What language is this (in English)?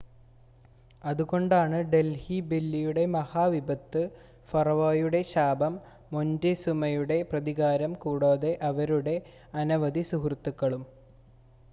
Malayalam